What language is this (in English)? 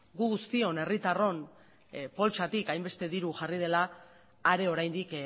Basque